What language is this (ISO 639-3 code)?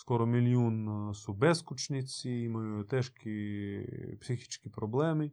hrv